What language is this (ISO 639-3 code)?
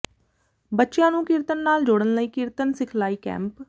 pan